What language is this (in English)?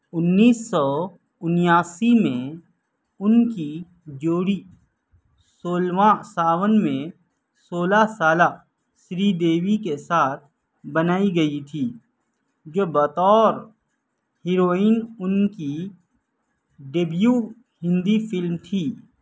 Urdu